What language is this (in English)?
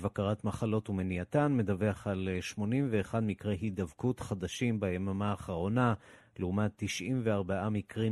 Hebrew